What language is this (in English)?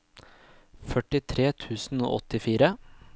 Norwegian